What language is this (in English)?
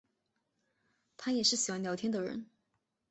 Chinese